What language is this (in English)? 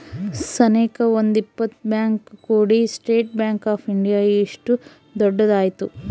Kannada